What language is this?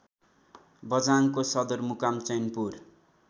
Nepali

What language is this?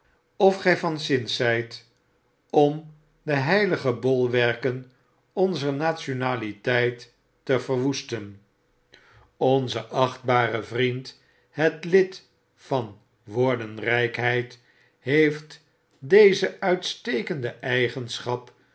Dutch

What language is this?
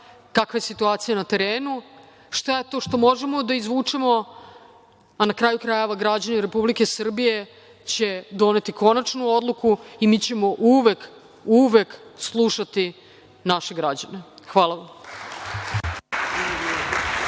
Serbian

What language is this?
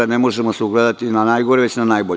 Serbian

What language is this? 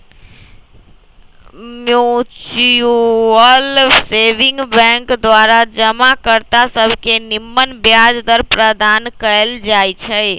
Magahi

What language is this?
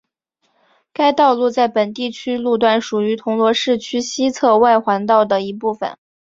Chinese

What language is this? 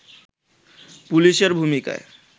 Bangla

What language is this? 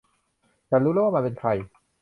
Thai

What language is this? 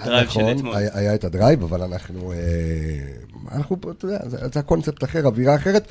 Hebrew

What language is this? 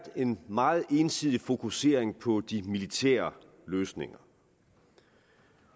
Danish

